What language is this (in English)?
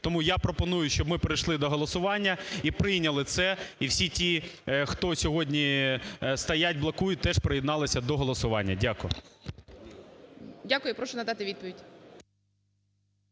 Ukrainian